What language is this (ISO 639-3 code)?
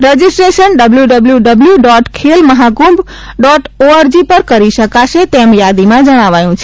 guj